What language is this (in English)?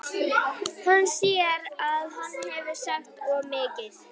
Icelandic